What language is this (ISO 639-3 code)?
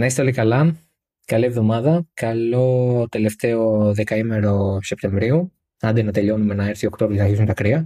ell